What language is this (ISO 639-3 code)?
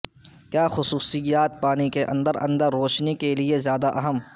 urd